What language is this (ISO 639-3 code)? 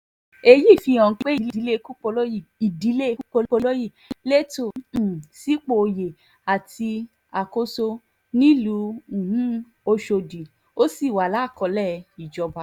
yor